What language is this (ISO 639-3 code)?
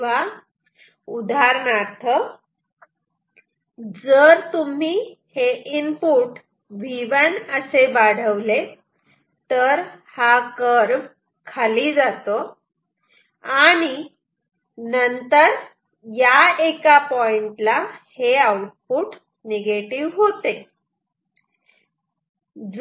mar